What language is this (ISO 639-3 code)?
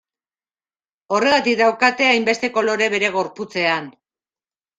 eus